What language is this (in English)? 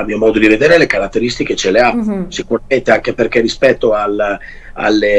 Italian